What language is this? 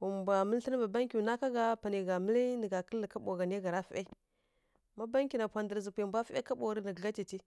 Kirya-Konzəl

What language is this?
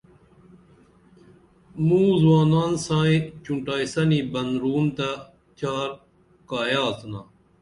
Dameli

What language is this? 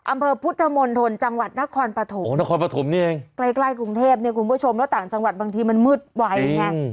Thai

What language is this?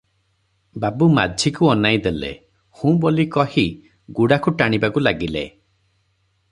Odia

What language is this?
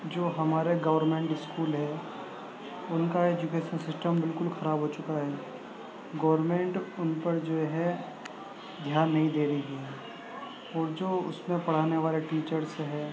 Urdu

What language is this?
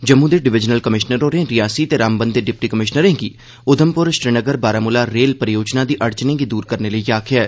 Dogri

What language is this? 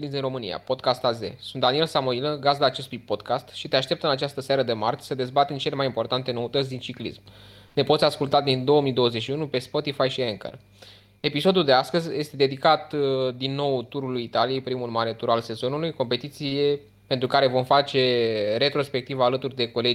Romanian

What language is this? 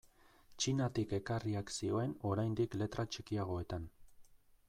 Basque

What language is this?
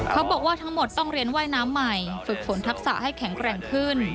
Thai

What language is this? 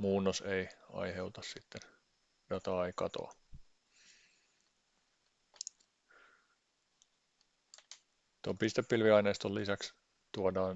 Finnish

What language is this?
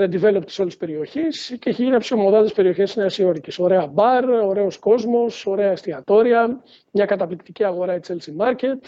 Greek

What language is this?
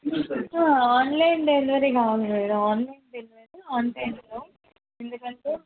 Telugu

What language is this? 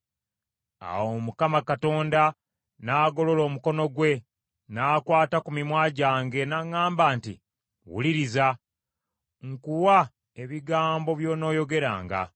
Ganda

